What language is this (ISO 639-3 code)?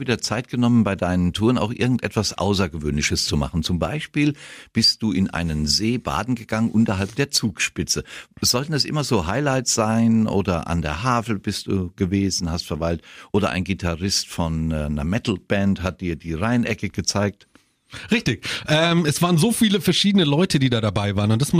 deu